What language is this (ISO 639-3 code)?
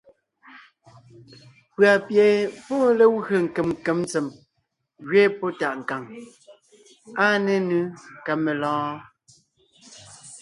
nnh